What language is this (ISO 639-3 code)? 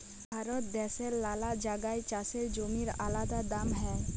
ben